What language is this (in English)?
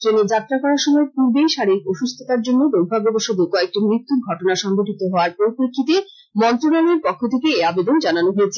Bangla